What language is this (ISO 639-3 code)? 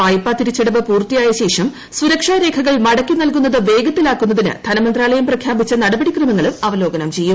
mal